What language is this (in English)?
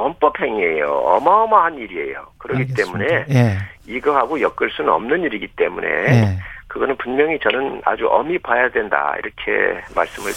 Korean